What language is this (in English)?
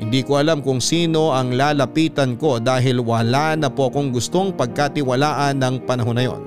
Filipino